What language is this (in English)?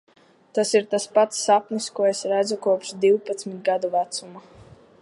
Latvian